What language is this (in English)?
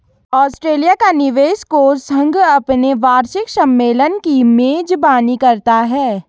Hindi